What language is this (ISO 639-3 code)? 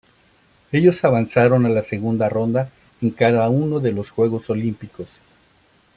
spa